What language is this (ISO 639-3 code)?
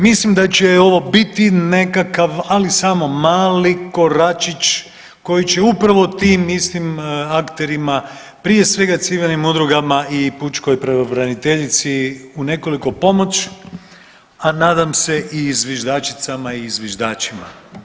hrv